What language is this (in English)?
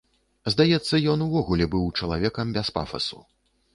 Belarusian